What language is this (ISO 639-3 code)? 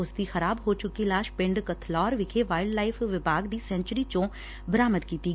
pan